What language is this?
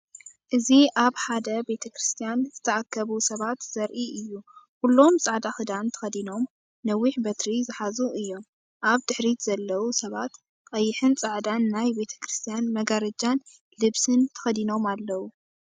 Tigrinya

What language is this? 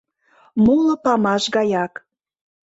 Mari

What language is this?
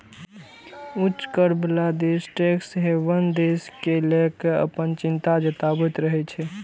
Maithili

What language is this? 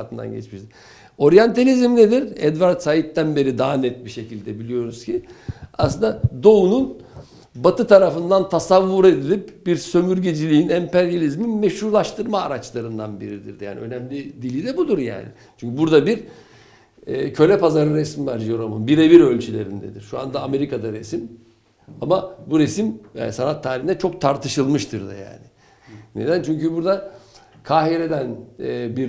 Turkish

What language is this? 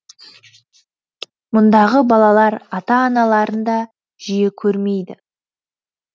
Kazakh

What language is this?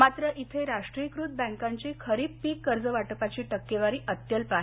Marathi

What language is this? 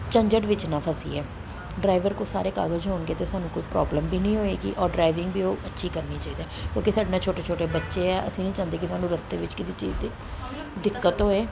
Punjabi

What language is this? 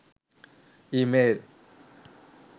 Sinhala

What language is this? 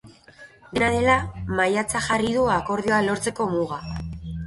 Basque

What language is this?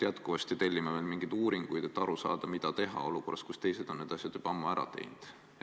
Estonian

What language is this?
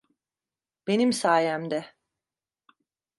Turkish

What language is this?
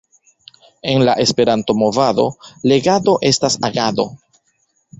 Esperanto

